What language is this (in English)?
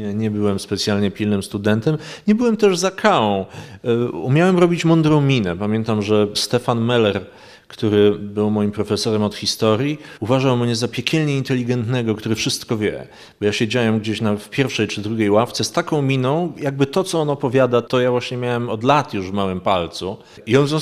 Polish